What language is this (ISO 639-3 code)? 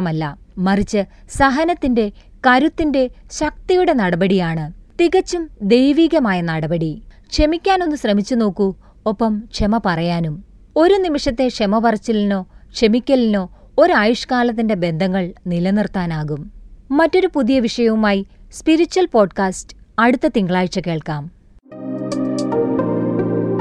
mal